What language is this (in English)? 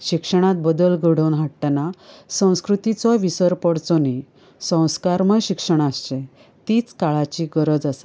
Konkani